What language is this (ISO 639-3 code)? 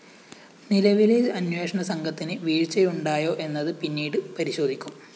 mal